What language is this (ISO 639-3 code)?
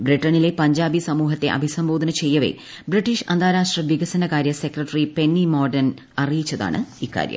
mal